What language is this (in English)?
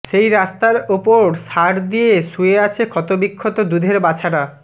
Bangla